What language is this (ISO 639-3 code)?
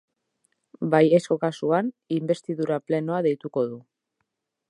eus